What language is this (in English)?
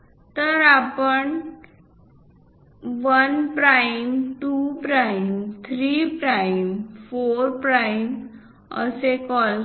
Marathi